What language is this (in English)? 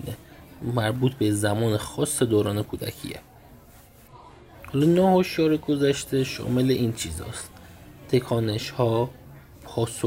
Persian